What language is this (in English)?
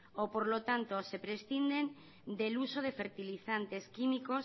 Spanish